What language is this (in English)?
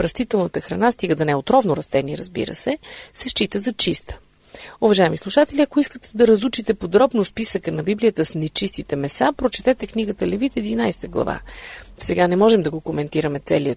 Bulgarian